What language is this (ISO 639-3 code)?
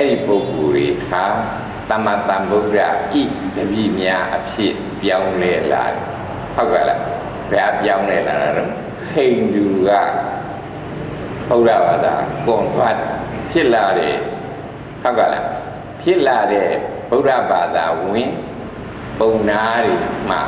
tha